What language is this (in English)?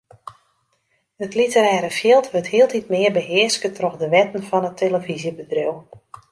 Western Frisian